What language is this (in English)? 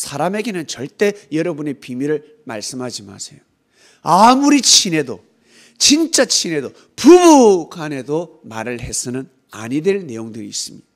Korean